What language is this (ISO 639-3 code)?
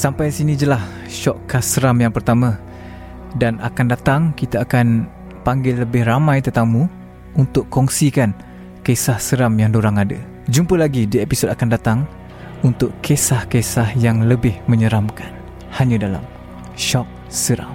msa